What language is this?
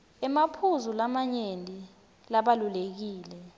Swati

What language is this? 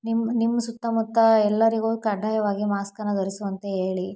Kannada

